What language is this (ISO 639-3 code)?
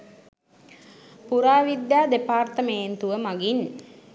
sin